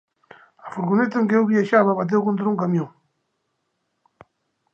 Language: Galician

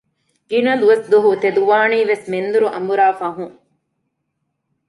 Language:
Divehi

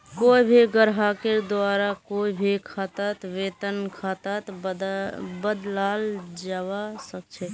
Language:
Magahi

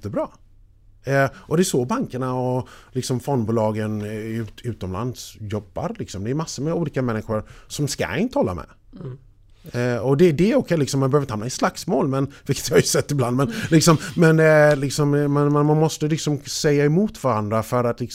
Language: Swedish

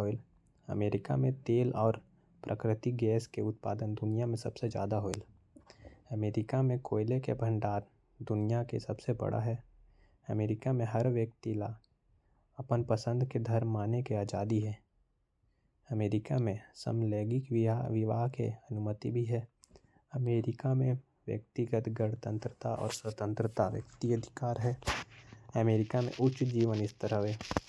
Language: Korwa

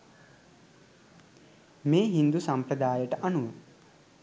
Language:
Sinhala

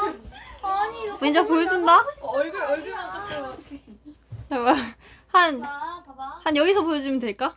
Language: Korean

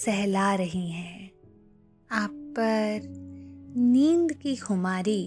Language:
Hindi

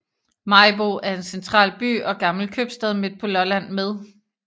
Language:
Danish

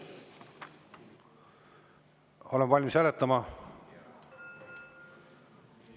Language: Estonian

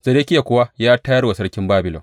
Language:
Hausa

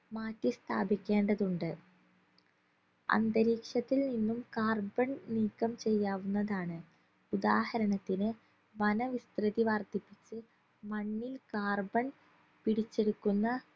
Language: Malayalam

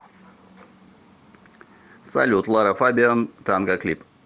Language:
Russian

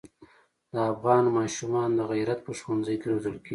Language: Pashto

